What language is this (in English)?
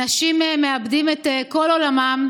Hebrew